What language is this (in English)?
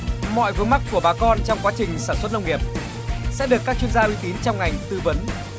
Vietnamese